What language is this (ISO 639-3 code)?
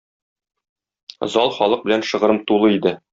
tat